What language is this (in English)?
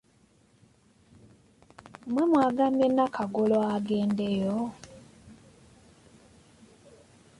Ganda